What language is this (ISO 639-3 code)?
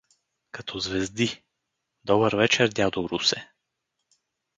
bul